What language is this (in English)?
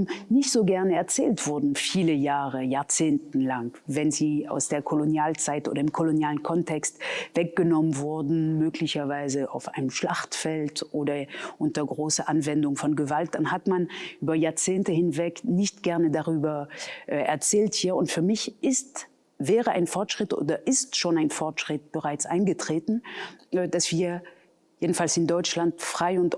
German